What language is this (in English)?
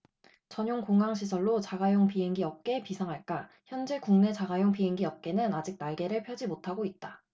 Korean